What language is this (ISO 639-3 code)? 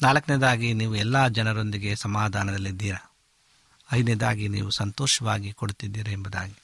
kan